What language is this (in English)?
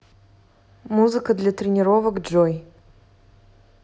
Russian